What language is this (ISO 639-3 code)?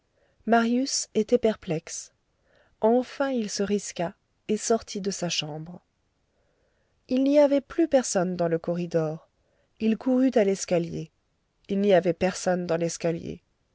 fra